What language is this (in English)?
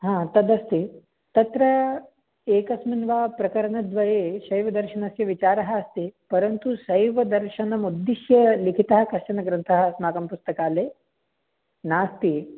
Sanskrit